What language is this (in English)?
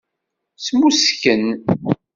Kabyle